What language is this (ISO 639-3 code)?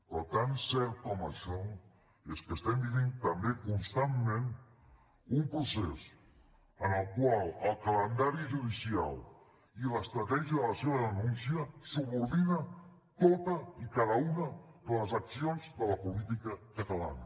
cat